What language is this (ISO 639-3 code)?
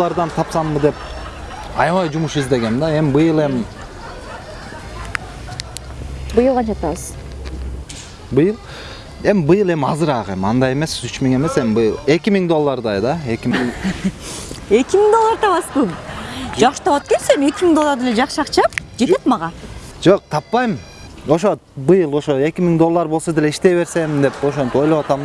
tur